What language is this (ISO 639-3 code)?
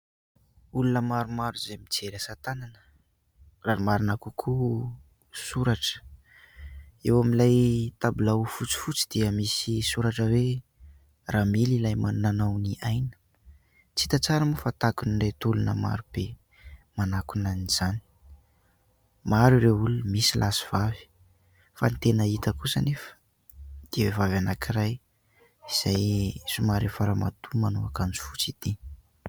mlg